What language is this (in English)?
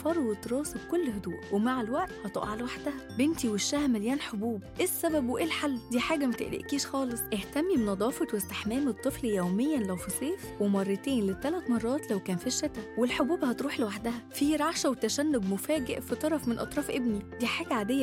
Arabic